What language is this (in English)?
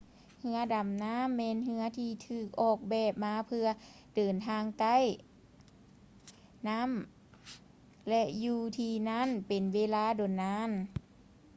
Lao